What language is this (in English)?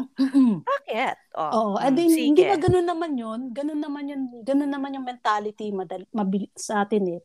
Filipino